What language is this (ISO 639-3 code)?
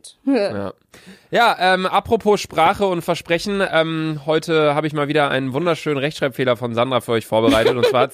deu